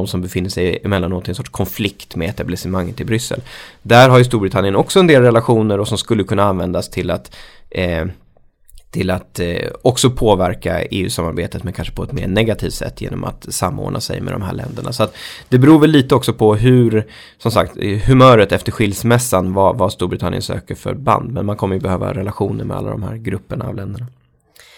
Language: Swedish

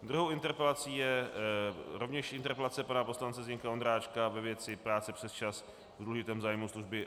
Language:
Czech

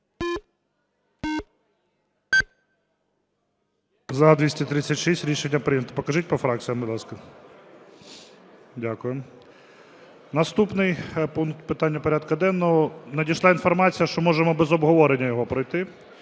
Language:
Ukrainian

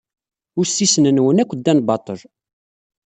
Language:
Kabyle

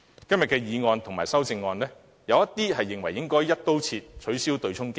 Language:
Cantonese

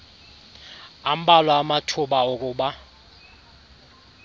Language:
Xhosa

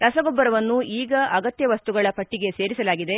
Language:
Kannada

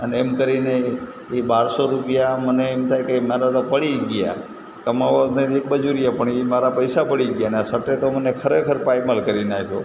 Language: Gujarati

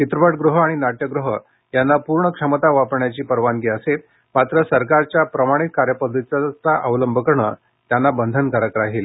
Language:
Marathi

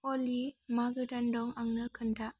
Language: Bodo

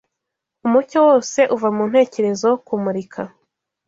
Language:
Kinyarwanda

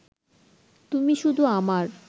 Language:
Bangla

